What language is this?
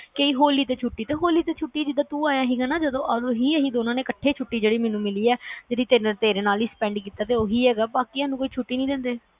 Punjabi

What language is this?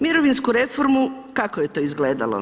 Croatian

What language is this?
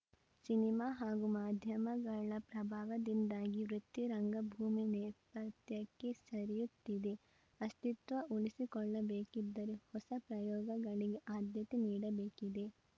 Kannada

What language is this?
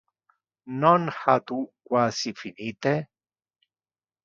Interlingua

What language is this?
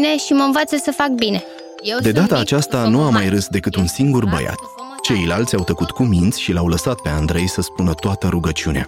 Romanian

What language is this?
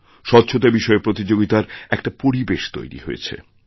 Bangla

